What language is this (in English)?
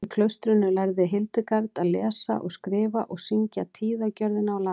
Icelandic